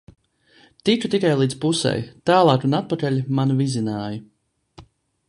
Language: Latvian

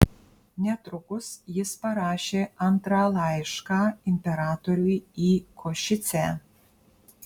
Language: Lithuanian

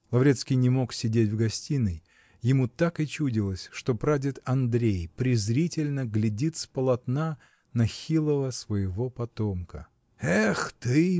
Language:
Russian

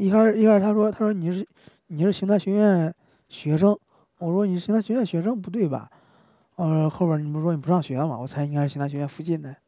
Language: Chinese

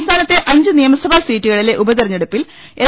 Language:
Malayalam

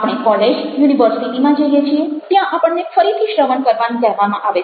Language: Gujarati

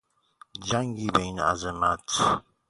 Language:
Persian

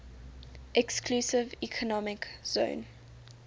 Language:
English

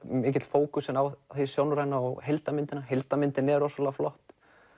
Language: Icelandic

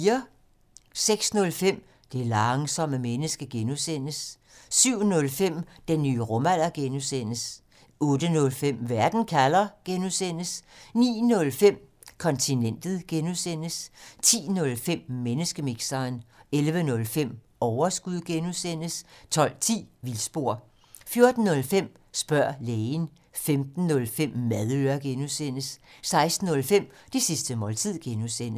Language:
Danish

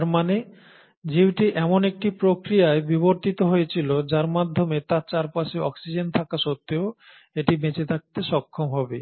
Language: Bangla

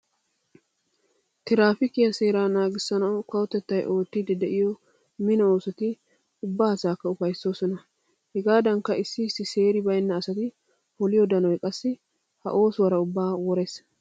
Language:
Wolaytta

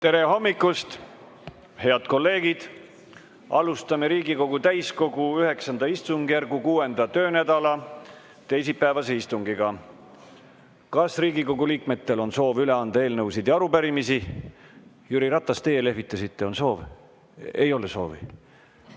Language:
Estonian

